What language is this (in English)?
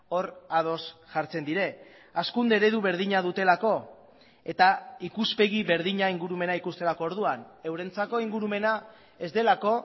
Basque